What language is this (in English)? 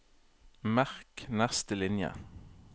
Norwegian